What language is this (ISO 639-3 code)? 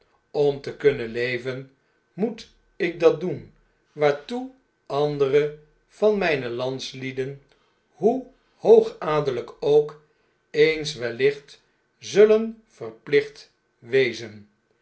nld